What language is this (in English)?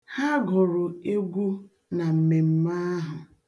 Igbo